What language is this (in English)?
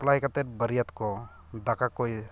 Santali